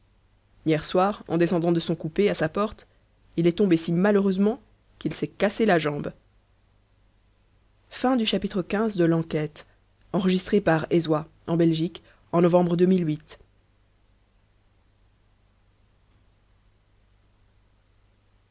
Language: French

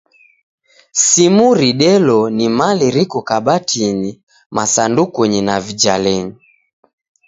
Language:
Taita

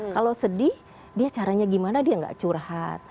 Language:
Indonesian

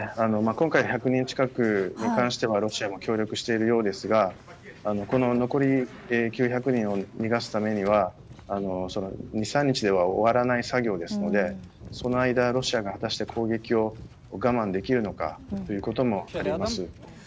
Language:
Japanese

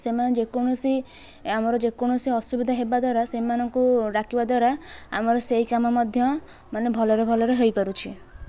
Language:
Odia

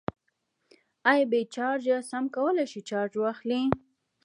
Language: Pashto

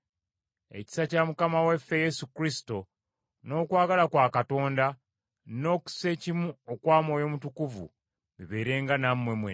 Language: Ganda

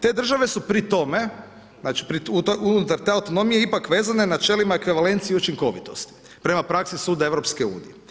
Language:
Croatian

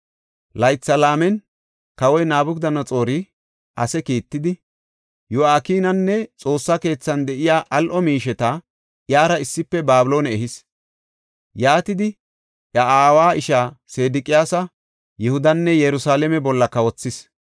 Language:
Gofa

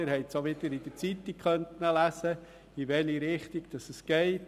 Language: Swiss German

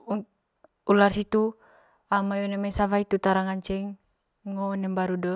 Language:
Manggarai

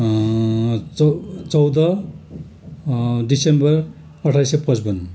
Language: Nepali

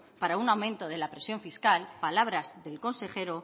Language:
Spanish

